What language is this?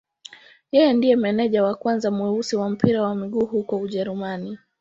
Swahili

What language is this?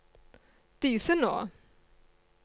Norwegian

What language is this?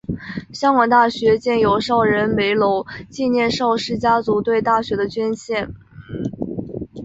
Chinese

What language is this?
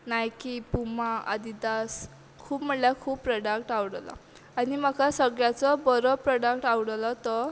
Konkani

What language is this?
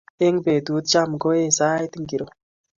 Kalenjin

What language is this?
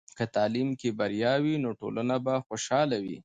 Pashto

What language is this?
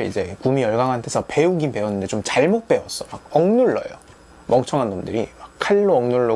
Korean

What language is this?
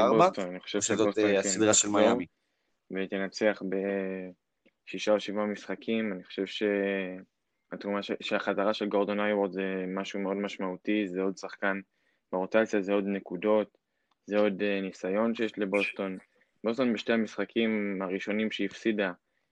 Hebrew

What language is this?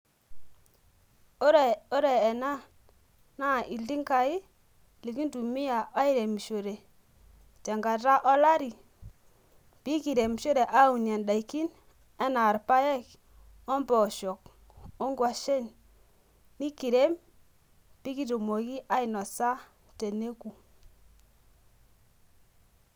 Masai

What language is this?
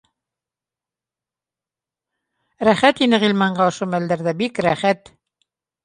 Bashkir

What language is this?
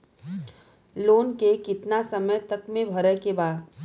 Bhojpuri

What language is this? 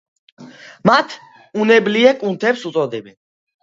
Georgian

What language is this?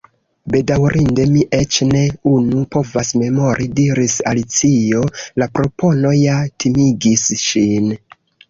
Esperanto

